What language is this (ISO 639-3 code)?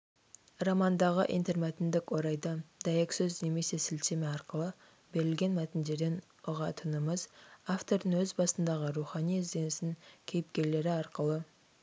kaz